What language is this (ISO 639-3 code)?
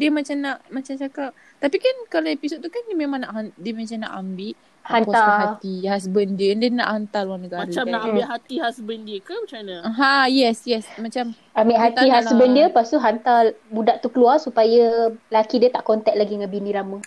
msa